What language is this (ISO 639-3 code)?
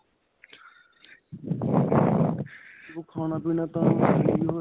pan